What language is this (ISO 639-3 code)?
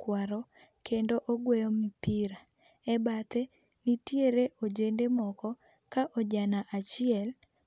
luo